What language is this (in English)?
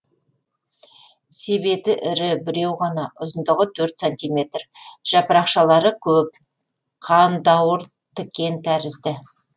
Kazakh